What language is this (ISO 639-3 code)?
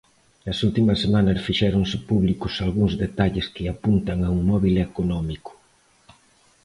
glg